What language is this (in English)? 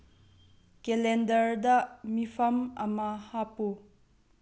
Manipuri